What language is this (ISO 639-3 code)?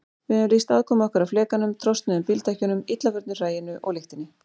isl